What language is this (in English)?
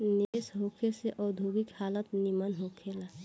Bhojpuri